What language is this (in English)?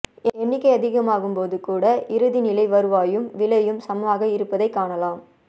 Tamil